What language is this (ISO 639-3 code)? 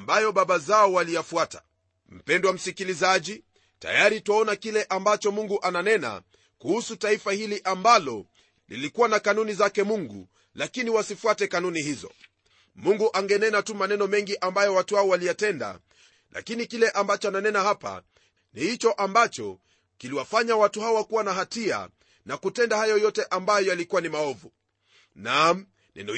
swa